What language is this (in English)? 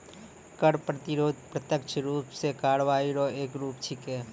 Maithili